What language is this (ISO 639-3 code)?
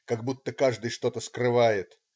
rus